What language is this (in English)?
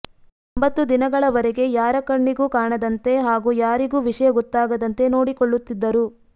Kannada